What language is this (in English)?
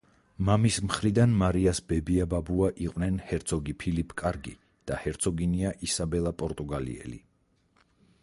Georgian